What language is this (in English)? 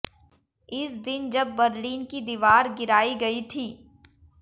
Hindi